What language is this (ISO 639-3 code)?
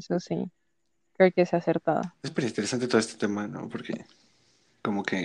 spa